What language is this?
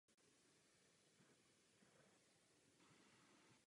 Czech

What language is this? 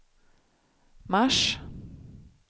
Swedish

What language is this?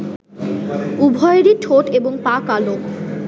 Bangla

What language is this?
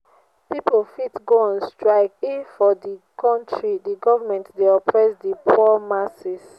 Nigerian Pidgin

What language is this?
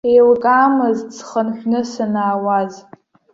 Abkhazian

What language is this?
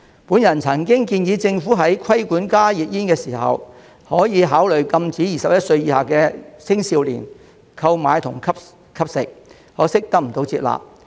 Cantonese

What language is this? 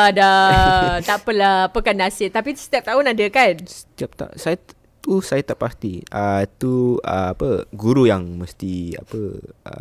Malay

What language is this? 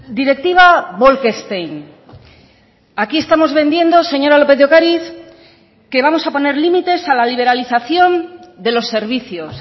Spanish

